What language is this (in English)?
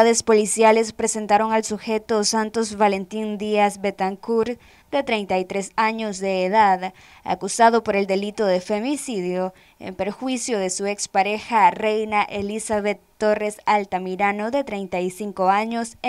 Spanish